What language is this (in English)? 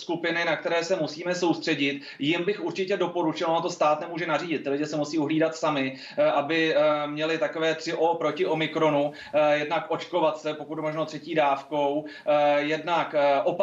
Czech